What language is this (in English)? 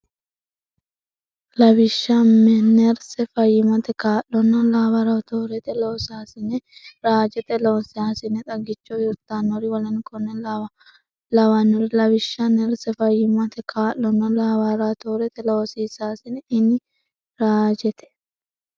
Sidamo